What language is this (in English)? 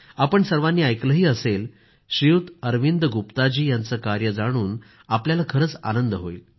Marathi